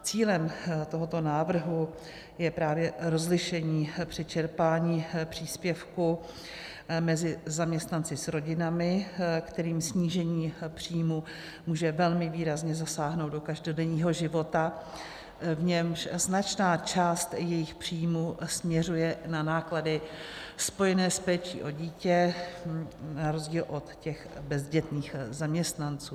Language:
Czech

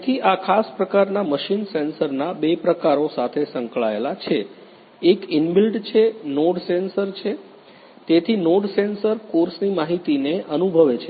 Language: Gujarati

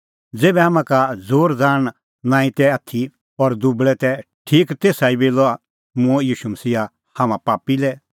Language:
Kullu Pahari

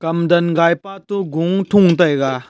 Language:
Wancho Naga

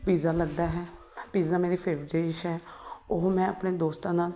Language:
Punjabi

